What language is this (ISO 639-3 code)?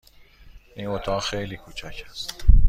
fas